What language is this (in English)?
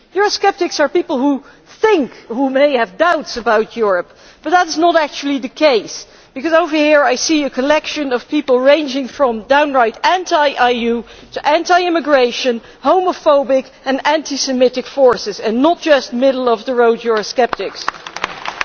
English